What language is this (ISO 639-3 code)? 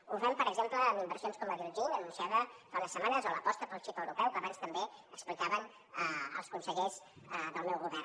cat